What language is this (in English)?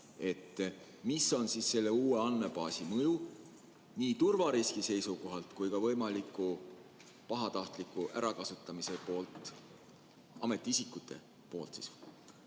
Estonian